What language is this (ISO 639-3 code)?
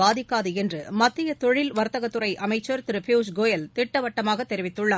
tam